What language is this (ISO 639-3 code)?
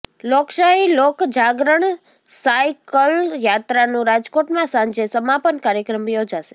guj